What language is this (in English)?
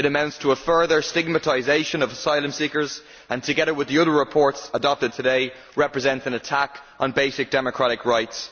English